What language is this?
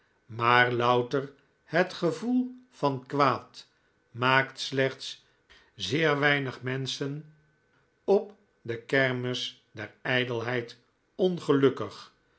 Dutch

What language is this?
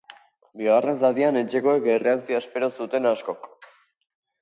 Basque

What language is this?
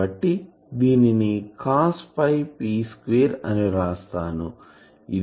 Telugu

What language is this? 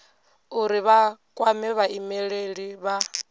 Venda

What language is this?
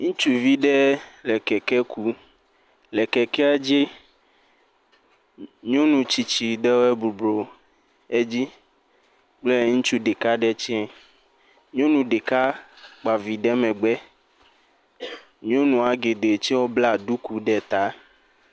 Ewe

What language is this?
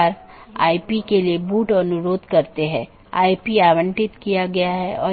Hindi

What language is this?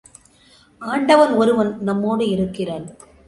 Tamil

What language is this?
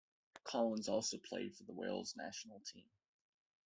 English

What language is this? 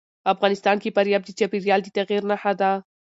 Pashto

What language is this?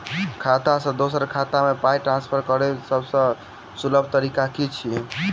Maithili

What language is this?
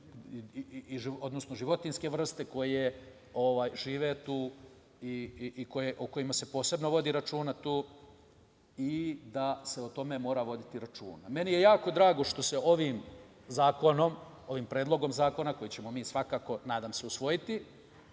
Serbian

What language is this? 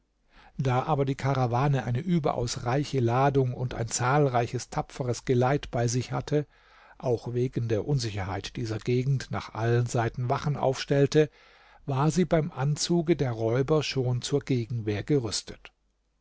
German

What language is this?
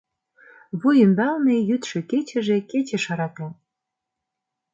Mari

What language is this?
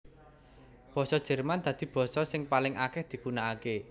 Javanese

